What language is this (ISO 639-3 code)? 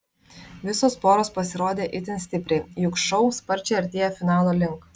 lit